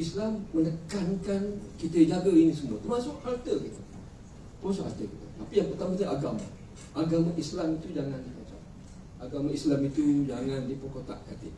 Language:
Malay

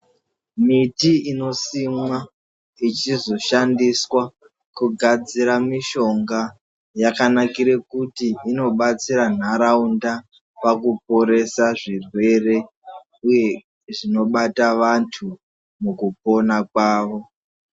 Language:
Ndau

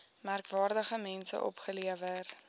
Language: Afrikaans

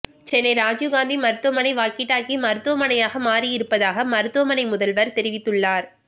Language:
Tamil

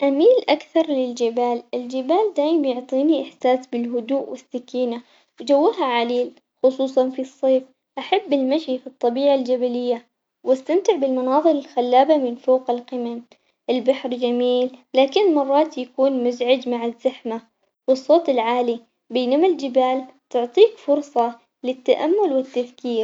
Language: Omani Arabic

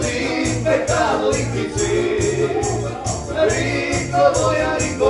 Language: Romanian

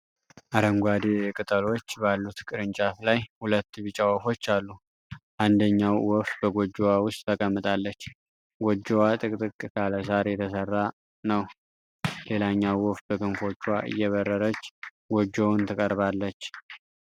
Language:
Amharic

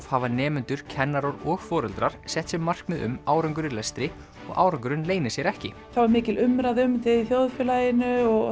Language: Icelandic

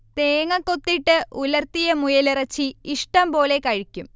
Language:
Malayalam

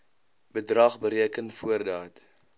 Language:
Afrikaans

